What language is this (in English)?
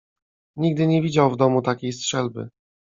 Polish